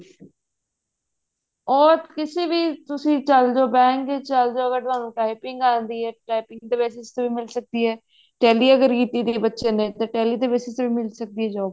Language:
Punjabi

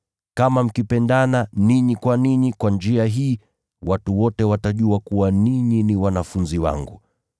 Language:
Swahili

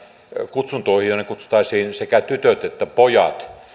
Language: Finnish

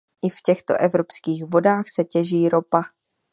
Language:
Czech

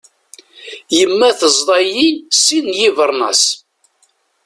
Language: Kabyle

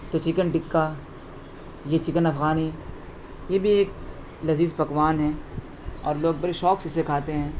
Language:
Urdu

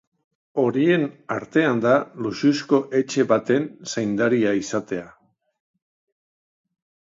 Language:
Basque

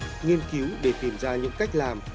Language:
Vietnamese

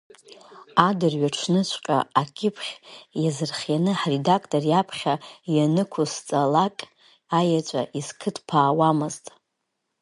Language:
Abkhazian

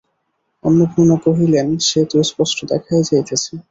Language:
Bangla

